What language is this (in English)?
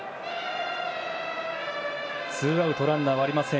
Japanese